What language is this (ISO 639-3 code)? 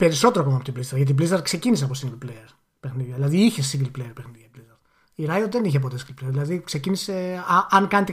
ell